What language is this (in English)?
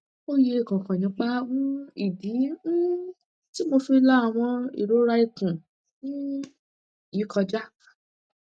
Yoruba